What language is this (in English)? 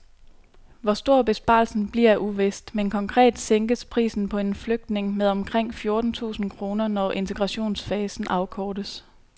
Danish